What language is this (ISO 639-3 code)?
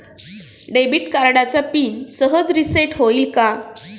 mar